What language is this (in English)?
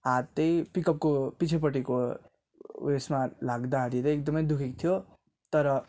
Nepali